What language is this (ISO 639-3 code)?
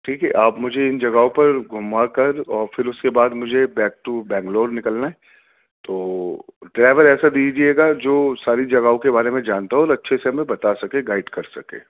urd